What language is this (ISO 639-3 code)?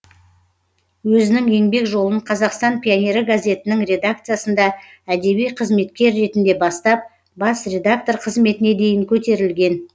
kaz